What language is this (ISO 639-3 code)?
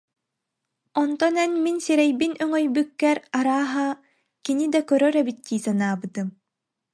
sah